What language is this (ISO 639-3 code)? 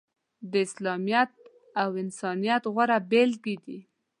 pus